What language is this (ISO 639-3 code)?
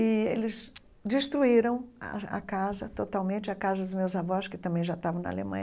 por